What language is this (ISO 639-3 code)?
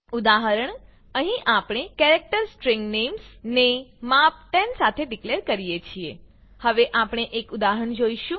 guj